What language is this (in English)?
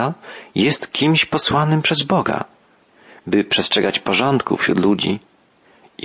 Polish